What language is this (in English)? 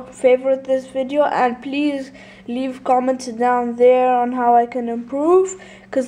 English